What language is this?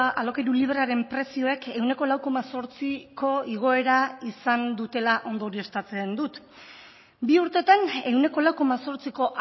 Basque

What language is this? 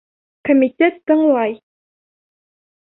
Bashkir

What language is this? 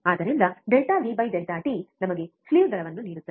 Kannada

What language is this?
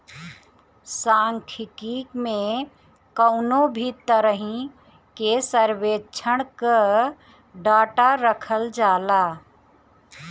Bhojpuri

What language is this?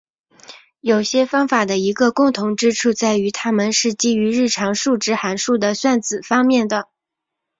Chinese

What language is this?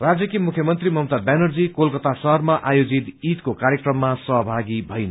Nepali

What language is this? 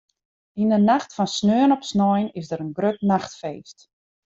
Western Frisian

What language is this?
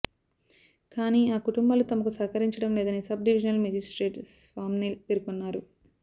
Telugu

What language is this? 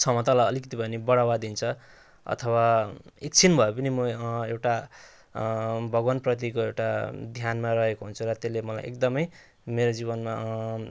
Nepali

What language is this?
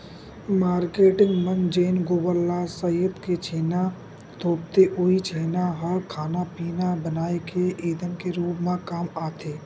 Chhattisgarhi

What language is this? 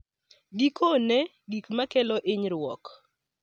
Luo (Kenya and Tanzania)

